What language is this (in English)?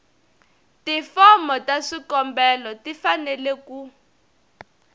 Tsonga